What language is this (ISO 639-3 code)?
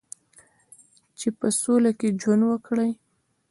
pus